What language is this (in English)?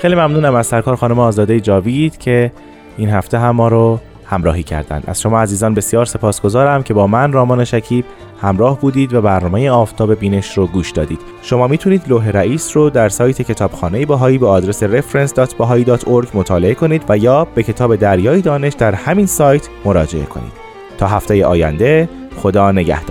Persian